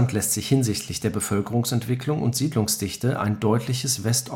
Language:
German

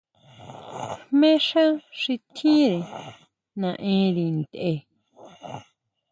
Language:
Huautla Mazatec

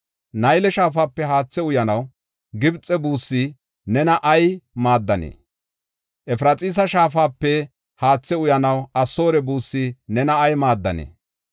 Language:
Gofa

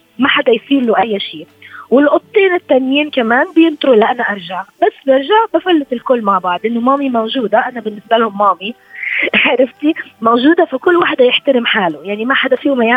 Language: Arabic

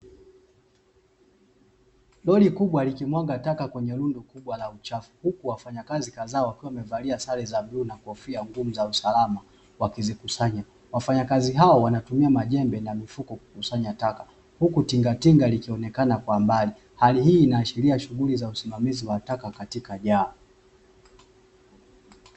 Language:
Swahili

